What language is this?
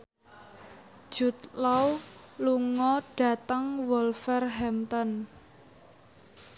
Javanese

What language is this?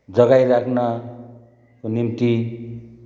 Nepali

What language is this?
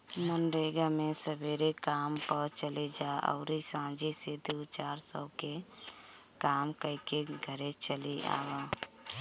Bhojpuri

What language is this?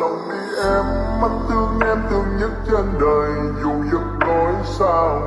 Vietnamese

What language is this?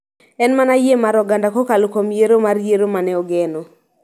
Luo (Kenya and Tanzania)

